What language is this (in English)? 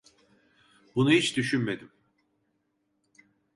Turkish